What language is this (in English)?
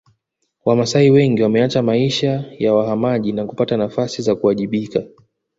Swahili